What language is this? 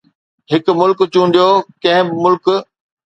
Sindhi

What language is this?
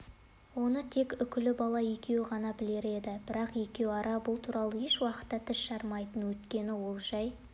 Kazakh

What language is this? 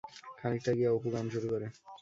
Bangla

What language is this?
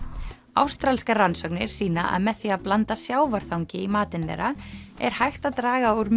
Icelandic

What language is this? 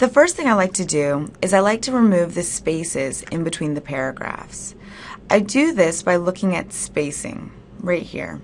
English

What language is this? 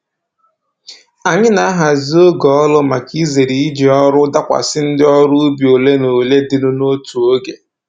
Igbo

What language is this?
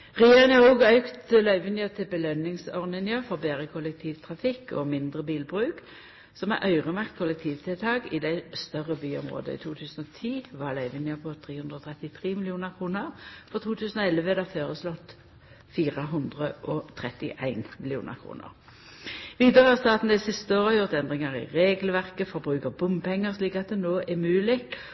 Norwegian Nynorsk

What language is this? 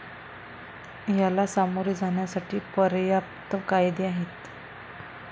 Marathi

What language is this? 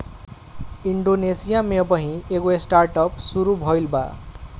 Bhojpuri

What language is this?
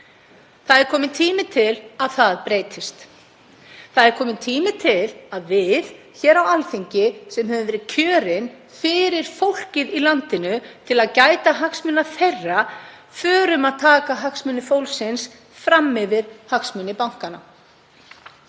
Icelandic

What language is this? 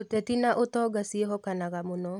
Kikuyu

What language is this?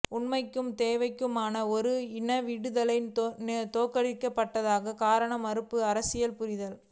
Tamil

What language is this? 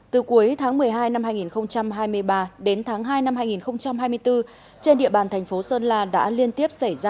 Vietnamese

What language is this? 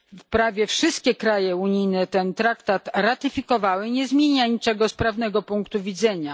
Polish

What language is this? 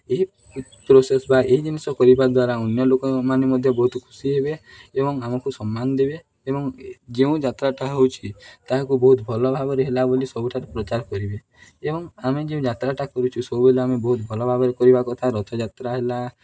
Odia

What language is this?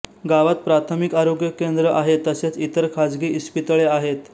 Marathi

